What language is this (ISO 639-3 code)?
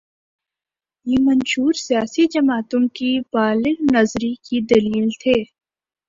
urd